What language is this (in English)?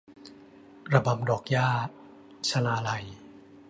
Thai